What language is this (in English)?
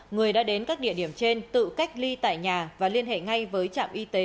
Vietnamese